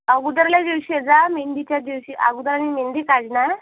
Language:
Marathi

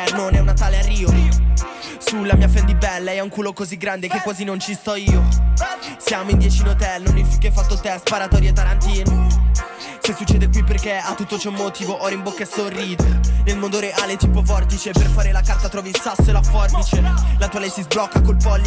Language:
Italian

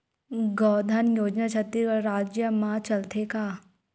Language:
Chhattisgarhi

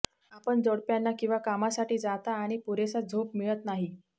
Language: Marathi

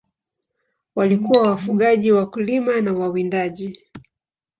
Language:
Swahili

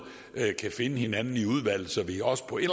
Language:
Danish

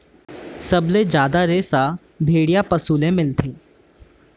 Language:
Chhattisgarhi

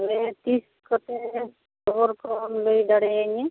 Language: Santali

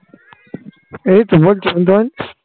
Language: Bangla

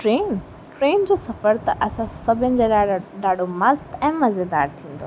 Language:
Sindhi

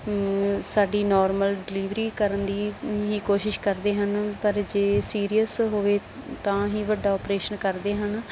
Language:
Punjabi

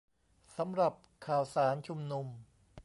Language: Thai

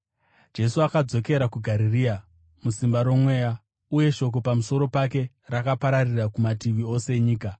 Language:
Shona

